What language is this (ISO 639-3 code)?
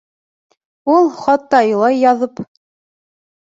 bak